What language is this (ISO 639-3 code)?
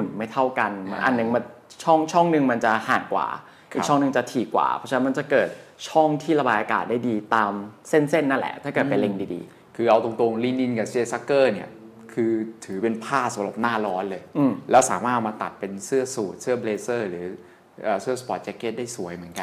tha